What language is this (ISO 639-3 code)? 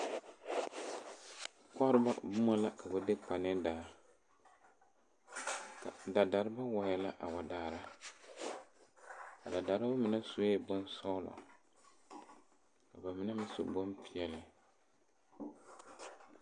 dga